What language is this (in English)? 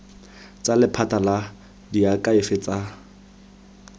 Tswana